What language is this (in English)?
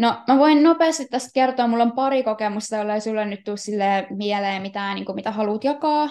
Finnish